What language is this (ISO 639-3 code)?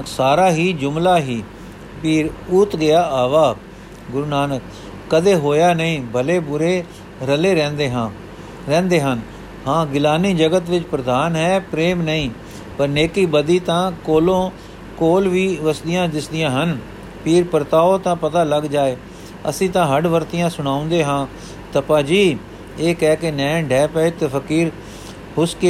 pan